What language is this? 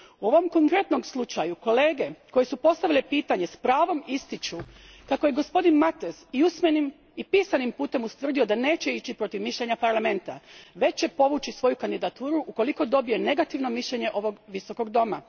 Croatian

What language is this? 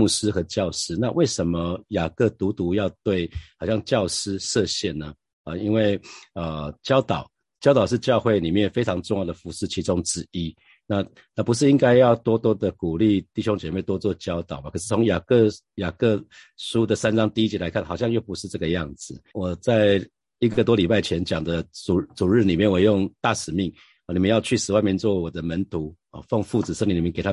Chinese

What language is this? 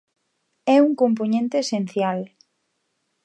Galician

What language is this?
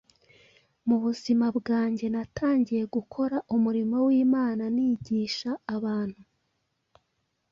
Kinyarwanda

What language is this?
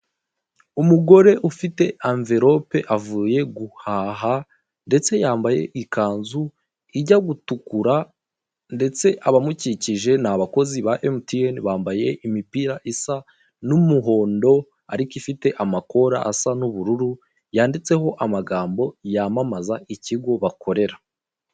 Kinyarwanda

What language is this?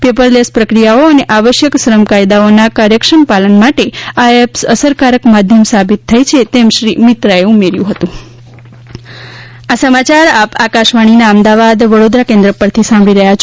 Gujarati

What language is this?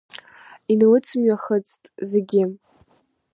Abkhazian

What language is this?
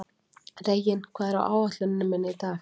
Icelandic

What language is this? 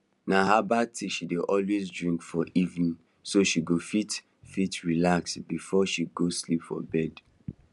Nigerian Pidgin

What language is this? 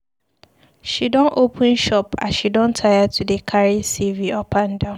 Nigerian Pidgin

